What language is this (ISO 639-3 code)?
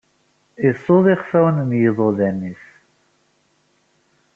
kab